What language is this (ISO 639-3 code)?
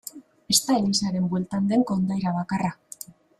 eus